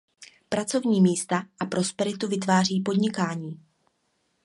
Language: Czech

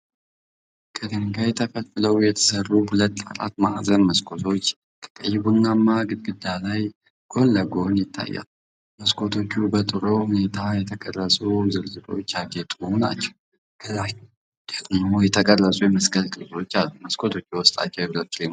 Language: Amharic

